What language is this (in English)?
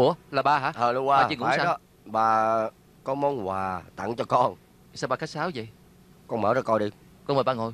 Vietnamese